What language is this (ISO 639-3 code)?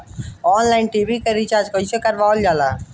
bho